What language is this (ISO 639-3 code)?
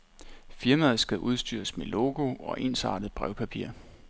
dan